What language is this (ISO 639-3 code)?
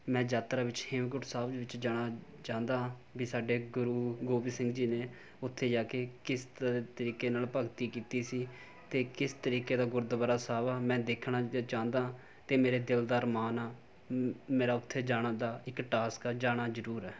pan